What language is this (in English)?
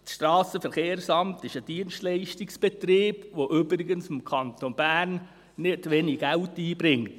Swiss German